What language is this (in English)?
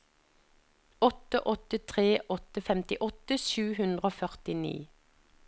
Norwegian